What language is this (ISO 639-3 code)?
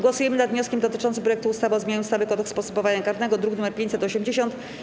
pol